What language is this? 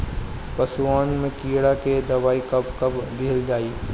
Bhojpuri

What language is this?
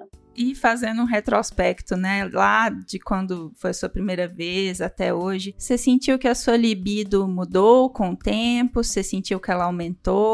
Portuguese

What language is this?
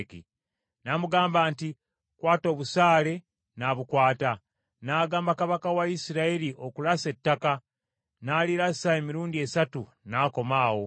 Ganda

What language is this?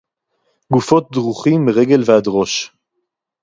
Hebrew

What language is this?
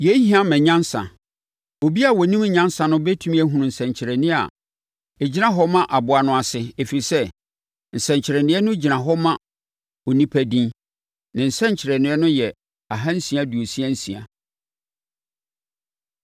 Akan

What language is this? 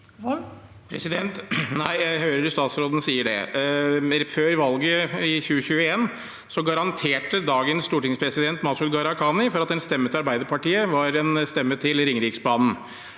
Norwegian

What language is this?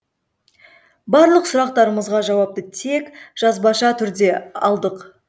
Kazakh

